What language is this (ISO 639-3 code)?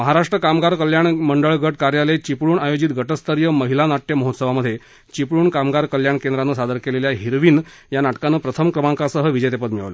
mar